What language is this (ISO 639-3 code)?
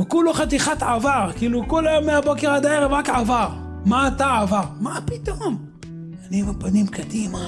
heb